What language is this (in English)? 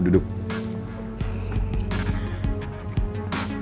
Indonesian